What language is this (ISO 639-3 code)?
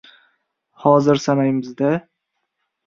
uzb